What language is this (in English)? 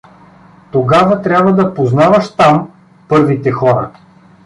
Bulgarian